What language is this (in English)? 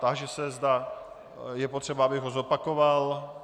Czech